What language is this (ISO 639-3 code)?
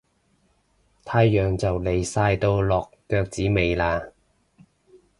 yue